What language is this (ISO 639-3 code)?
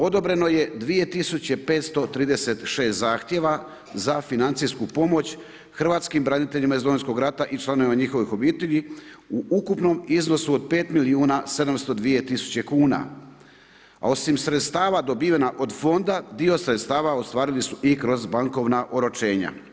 hrv